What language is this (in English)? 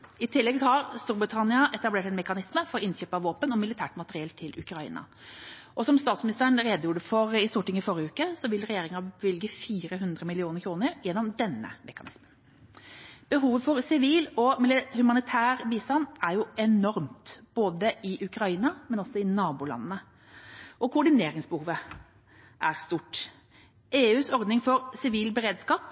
Norwegian Bokmål